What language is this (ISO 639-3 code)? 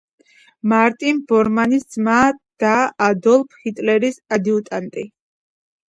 kat